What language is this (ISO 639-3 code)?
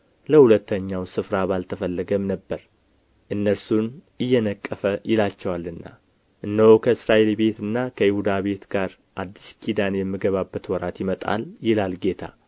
amh